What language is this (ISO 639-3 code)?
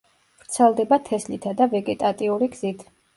kat